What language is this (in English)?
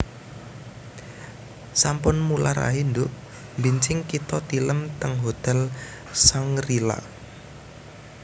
Javanese